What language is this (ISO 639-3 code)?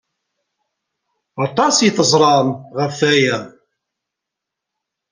kab